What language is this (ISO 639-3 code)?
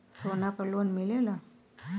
bho